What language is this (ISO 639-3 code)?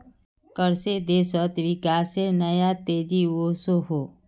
mag